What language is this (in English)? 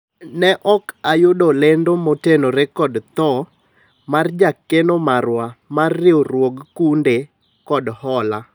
Luo (Kenya and Tanzania)